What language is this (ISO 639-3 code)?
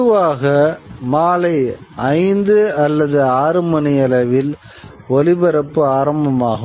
tam